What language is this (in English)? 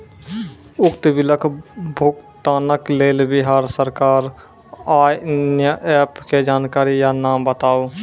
Maithili